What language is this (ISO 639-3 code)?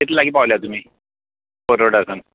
kok